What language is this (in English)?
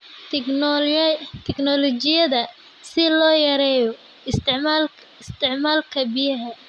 Somali